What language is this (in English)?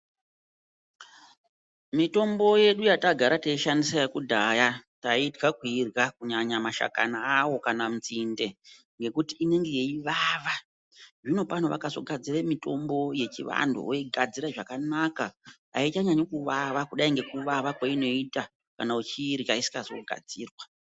Ndau